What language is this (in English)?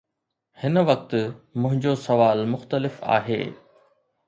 Sindhi